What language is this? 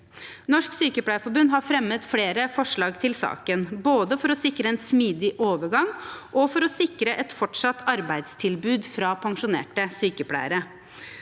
Norwegian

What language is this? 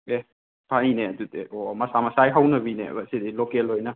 Manipuri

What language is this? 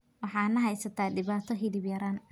Somali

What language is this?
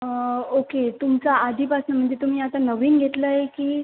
Marathi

